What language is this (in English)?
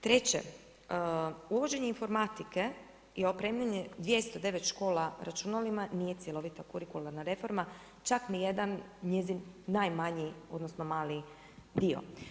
Croatian